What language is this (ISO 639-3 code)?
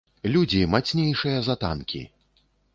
bel